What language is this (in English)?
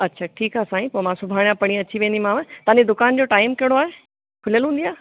Sindhi